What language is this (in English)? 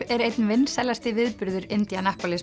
Icelandic